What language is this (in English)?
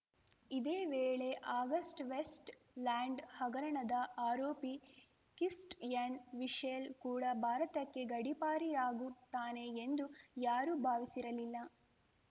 Kannada